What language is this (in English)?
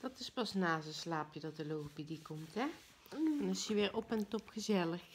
Dutch